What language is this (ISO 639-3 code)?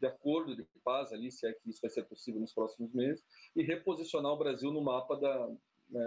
por